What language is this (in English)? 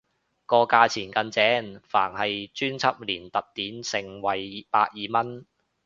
Cantonese